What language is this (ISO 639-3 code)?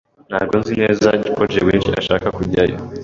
kin